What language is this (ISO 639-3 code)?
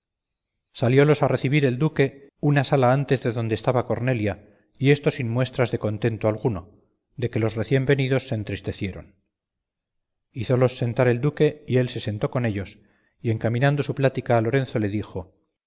spa